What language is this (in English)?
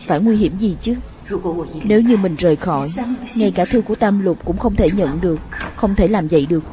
Vietnamese